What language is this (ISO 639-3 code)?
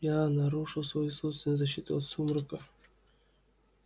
rus